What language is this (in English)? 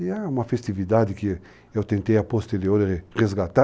Portuguese